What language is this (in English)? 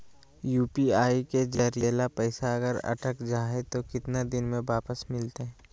Magahi